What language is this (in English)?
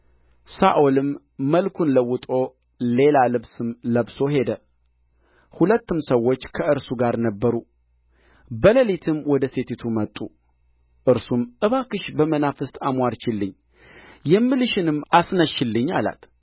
Amharic